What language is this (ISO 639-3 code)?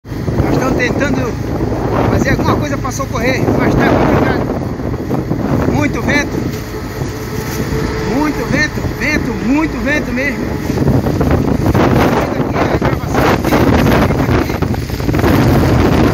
por